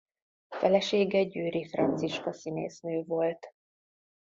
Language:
Hungarian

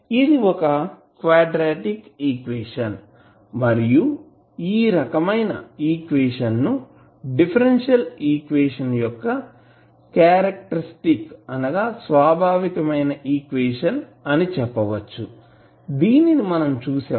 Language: Telugu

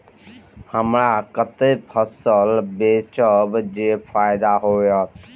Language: Maithili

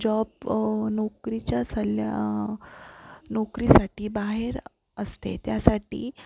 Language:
Marathi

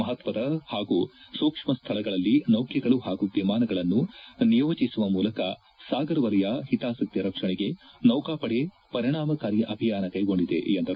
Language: Kannada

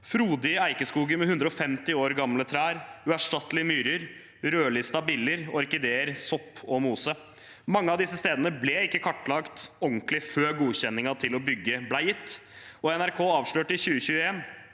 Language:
Norwegian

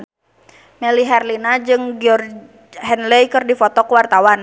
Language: Sundanese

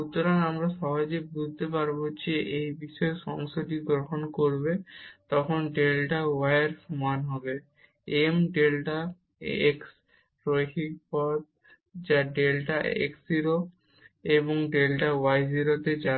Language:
Bangla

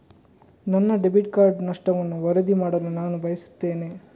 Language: Kannada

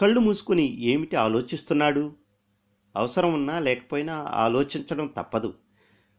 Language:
Telugu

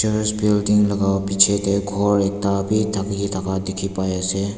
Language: Naga Pidgin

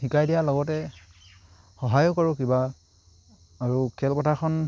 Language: Assamese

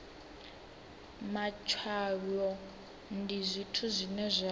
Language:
Venda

